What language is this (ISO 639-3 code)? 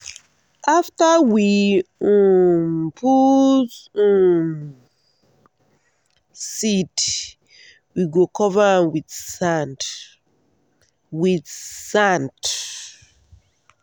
pcm